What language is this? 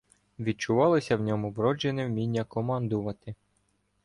Ukrainian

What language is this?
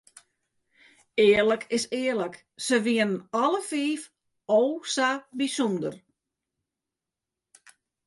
Western Frisian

